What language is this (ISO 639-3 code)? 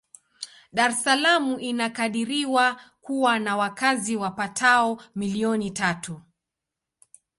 swa